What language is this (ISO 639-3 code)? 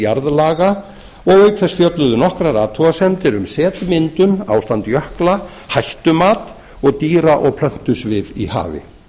isl